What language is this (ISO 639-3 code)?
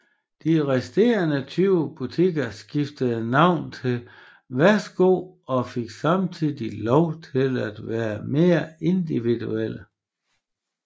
dan